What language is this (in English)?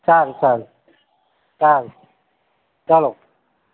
Gujarati